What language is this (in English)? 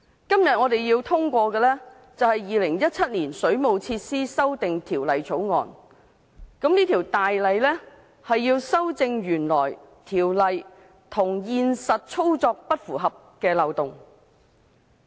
Cantonese